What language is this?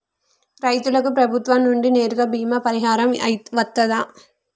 Telugu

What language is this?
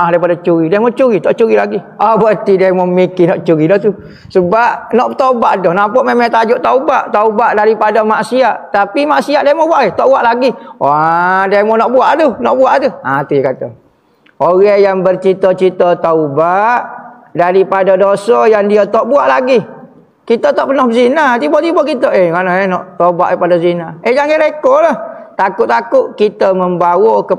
Malay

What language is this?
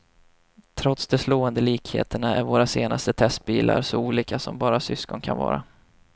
Swedish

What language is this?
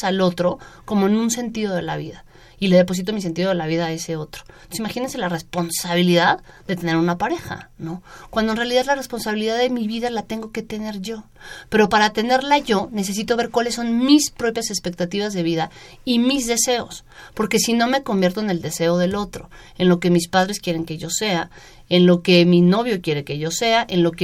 Spanish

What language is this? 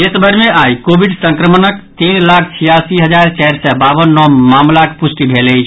Maithili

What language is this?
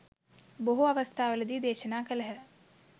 Sinhala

